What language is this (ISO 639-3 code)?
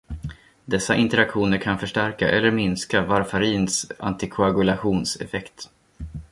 swe